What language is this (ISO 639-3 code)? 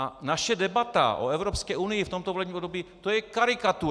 ces